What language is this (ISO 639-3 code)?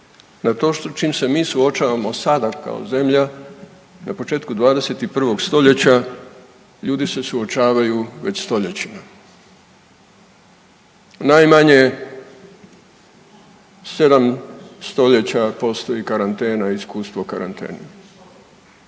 hrv